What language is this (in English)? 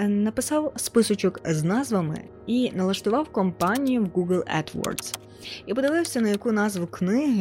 Ukrainian